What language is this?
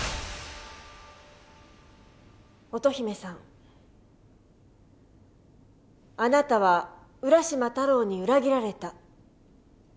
Japanese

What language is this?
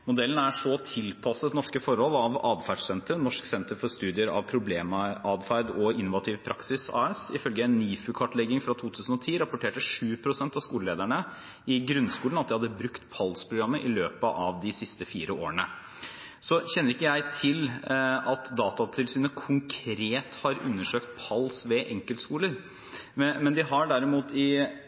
Norwegian Bokmål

